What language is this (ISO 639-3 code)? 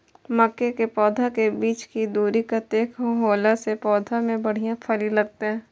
mai